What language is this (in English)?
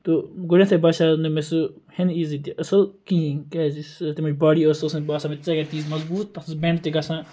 Kashmiri